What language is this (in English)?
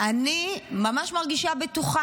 Hebrew